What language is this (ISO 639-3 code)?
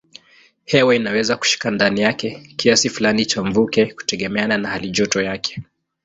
swa